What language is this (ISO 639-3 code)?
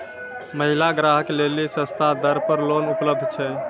mai